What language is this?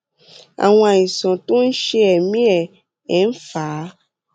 Yoruba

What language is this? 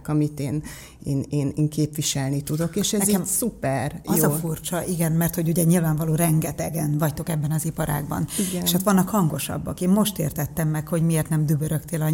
Hungarian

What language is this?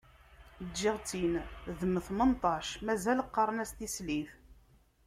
Kabyle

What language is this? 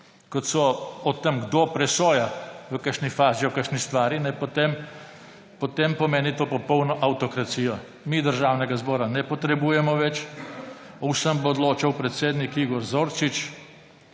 Slovenian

